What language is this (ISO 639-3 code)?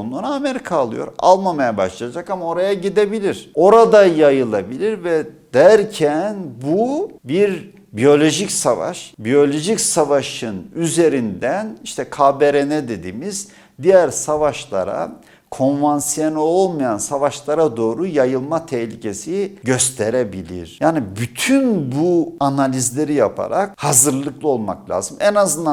tur